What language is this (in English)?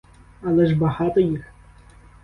Ukrainian